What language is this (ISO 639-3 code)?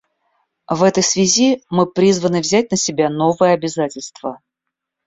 rus